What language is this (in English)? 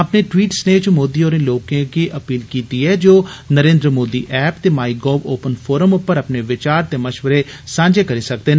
Dogri